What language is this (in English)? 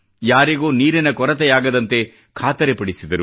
Kannada